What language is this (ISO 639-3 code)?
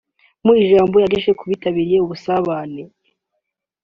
kin